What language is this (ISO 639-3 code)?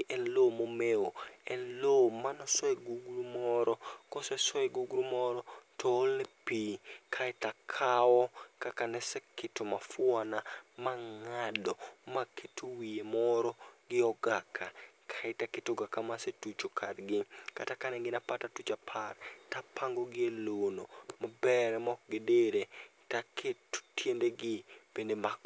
luo